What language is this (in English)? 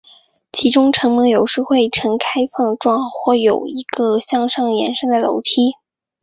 Chinese